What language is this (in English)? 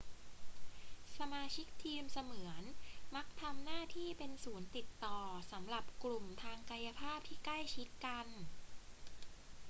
Thai